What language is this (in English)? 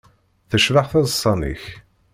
Kabyle